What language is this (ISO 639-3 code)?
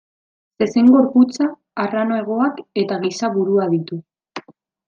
eus